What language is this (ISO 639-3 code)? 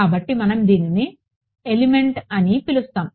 tel